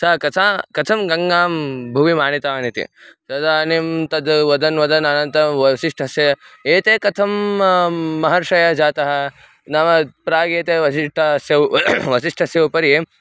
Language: Sanskrit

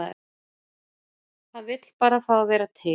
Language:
Icelandic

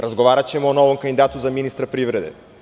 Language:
Serbian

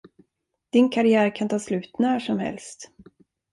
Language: Swedish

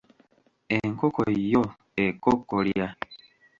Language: Ganda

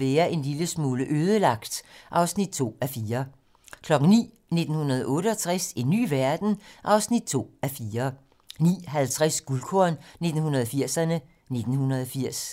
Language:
Danish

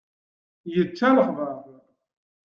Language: Kabyle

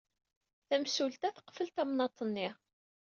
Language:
Kabyle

